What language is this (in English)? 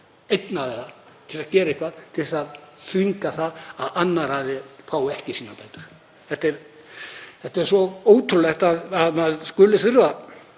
Icelandic